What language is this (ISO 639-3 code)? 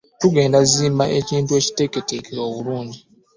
lug